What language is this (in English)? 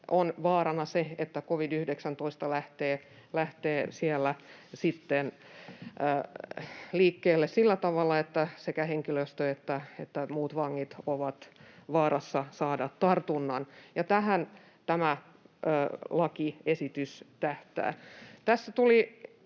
Finnish